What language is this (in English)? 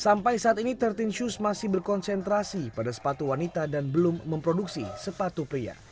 Indonesian